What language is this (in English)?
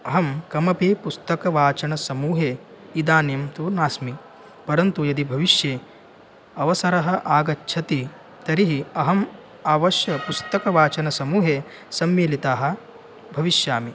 Sanskrit